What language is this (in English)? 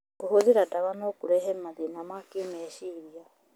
Kikuyu